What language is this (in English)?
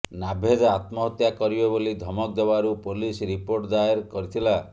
Odia